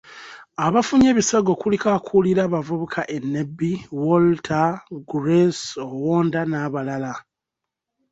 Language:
Ganda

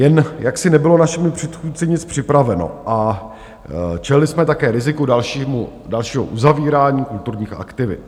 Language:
Czech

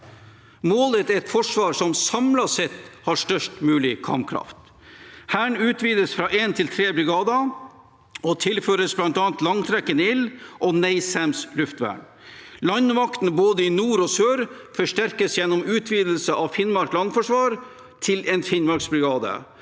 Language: Norwegian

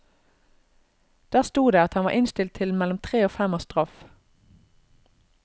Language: Norwegian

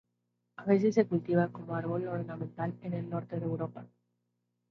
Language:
Spanish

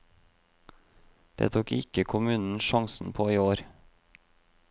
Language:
Norwegian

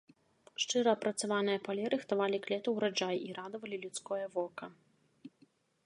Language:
Belarusian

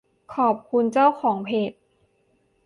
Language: Thai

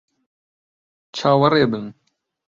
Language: Central Kurdish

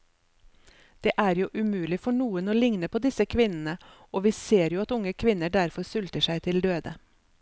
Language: Norwegian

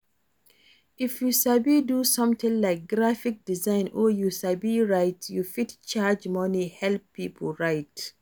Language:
Nigerian Pidgin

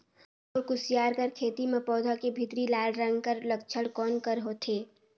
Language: Chhattisgarhi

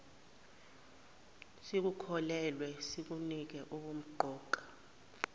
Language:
Zulu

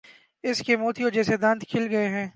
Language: Urdu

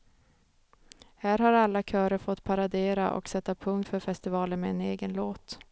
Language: Swedish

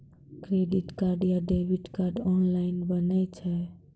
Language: Maithili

